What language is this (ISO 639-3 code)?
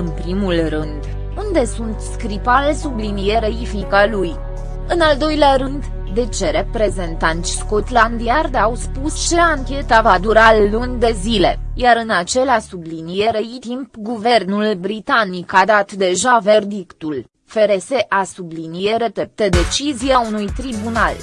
ron